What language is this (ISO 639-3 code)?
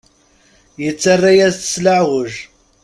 kab